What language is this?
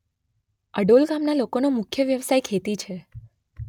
Gujarati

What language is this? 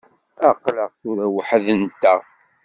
Kabyle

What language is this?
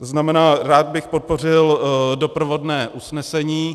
Czech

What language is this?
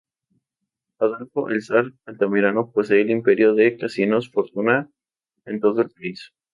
Spanish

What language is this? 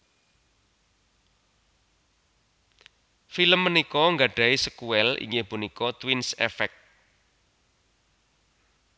Javanese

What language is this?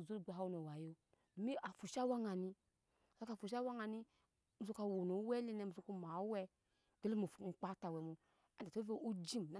Nyankpa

